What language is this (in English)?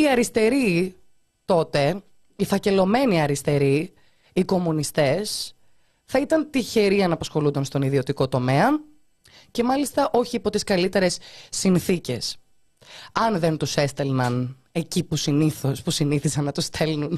Greek